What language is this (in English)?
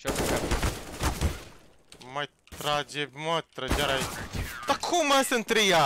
Romanian